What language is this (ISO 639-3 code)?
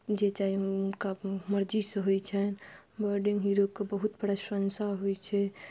mai